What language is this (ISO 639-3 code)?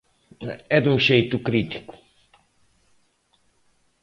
glg